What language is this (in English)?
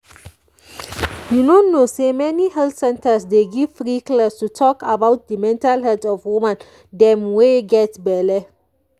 Nigerian Pidgin